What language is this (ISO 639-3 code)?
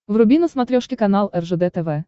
rus